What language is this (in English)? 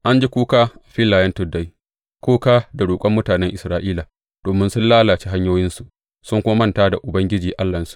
Hausa